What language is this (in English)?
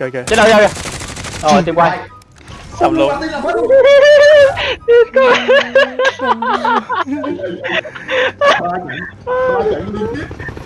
Vietnamese